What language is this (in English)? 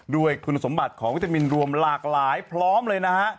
Thai